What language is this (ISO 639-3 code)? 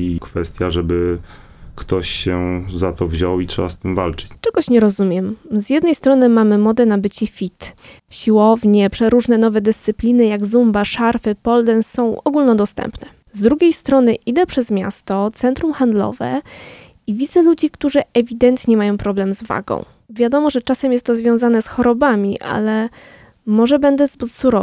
pol